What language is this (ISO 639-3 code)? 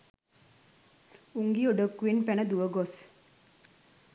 sin